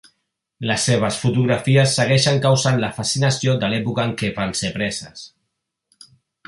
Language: Catalan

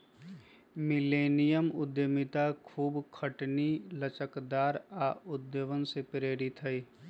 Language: Magahi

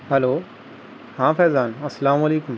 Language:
Urdu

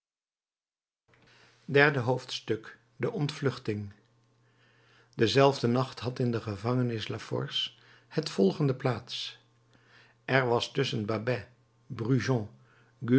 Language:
Dutch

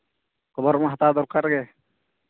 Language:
Santali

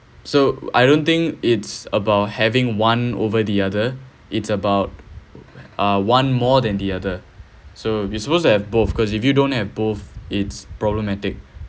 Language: English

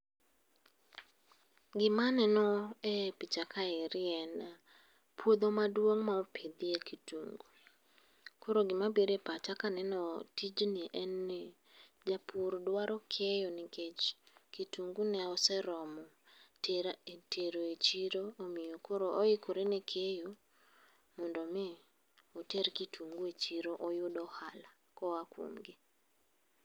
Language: Luo (Kenya and Tanzania)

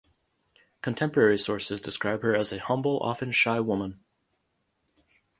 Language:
English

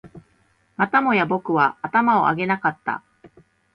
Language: Japanese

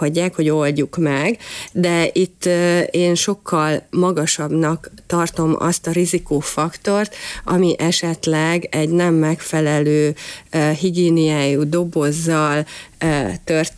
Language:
Hungarian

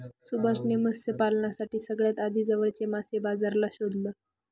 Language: Marathi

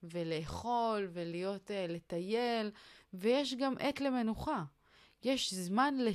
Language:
Hebrew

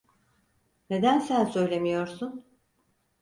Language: Turkish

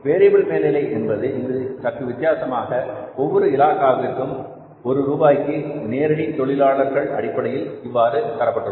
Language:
Tamil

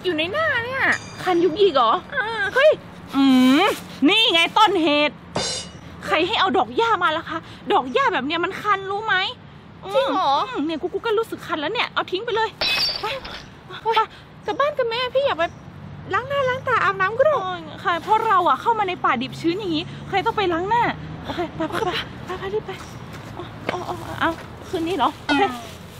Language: Thai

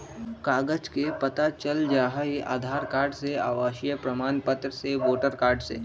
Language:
Magahi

